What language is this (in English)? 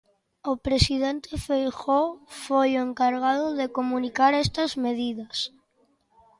Galician